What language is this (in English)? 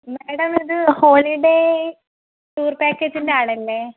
Malayalam